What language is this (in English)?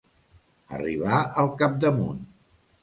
Catalan